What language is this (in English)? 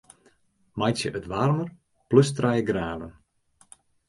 Western Frisian